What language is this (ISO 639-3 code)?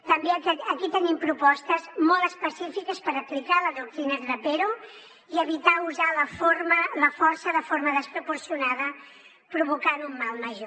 cat